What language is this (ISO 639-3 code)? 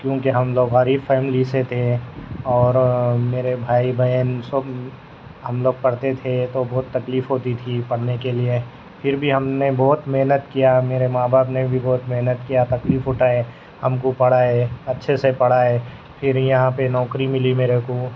urd